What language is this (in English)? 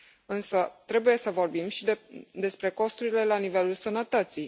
Romanian